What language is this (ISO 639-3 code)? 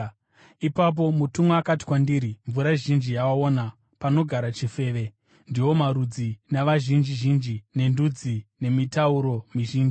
sna